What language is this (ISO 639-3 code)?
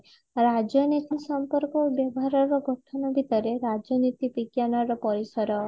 ori